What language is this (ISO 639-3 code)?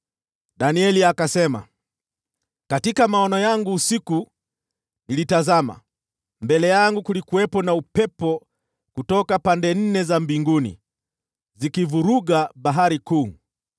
swa